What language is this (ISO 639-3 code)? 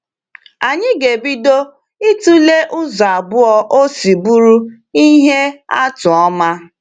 ibo